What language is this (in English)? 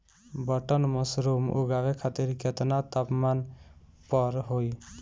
Bhojpuri